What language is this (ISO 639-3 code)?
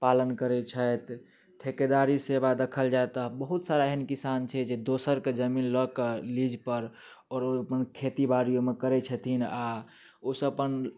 mai